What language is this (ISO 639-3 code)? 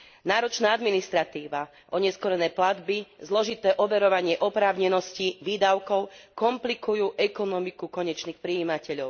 slk